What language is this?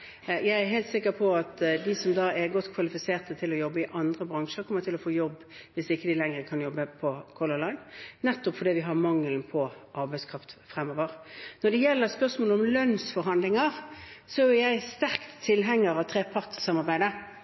Norwegian Bokmål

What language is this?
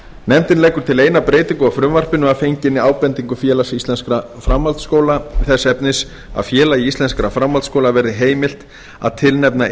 Icelandic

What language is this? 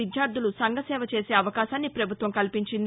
Telugu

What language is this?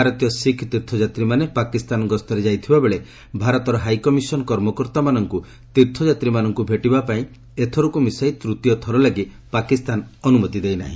Odia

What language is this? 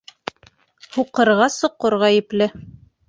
Bashkir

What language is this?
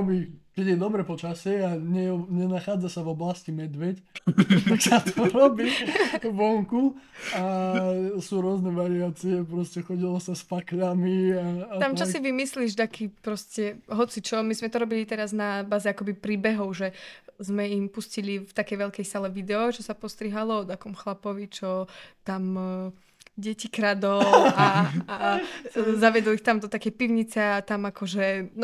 Slovak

